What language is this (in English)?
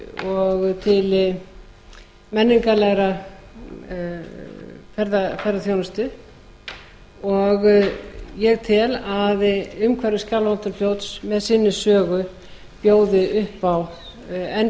Icelandic